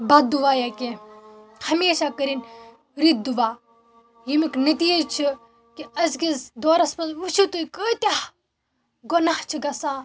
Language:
Kashmiri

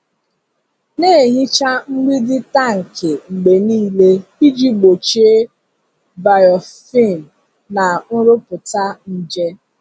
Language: Igbo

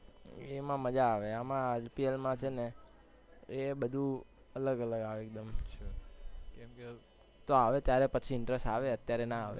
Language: Gujarati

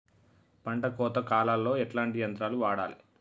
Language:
Telugu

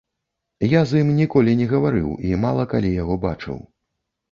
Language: Belarusian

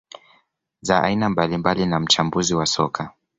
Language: Swahili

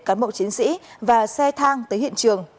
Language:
Vietnamese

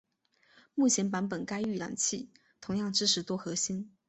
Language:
Chinese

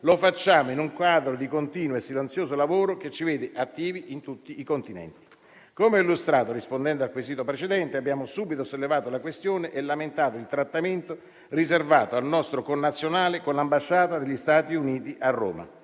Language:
Italian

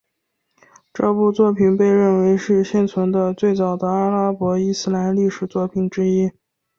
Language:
Chinese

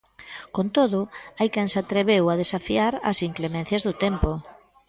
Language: Galician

